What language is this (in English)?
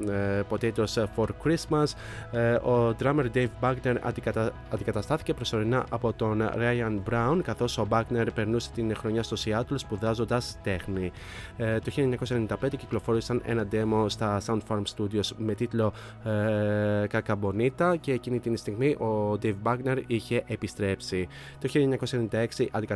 Greek